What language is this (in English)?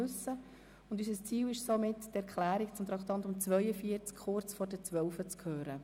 Swiss German